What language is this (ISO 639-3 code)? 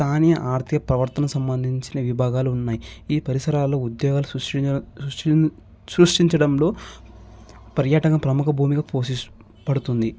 tel